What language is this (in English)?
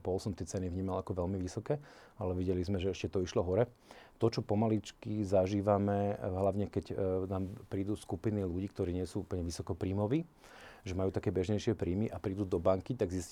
Slovak